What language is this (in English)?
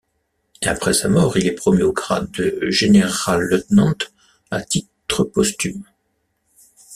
French